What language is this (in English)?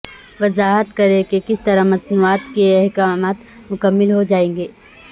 Urdu